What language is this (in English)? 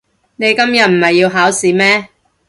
Cantonese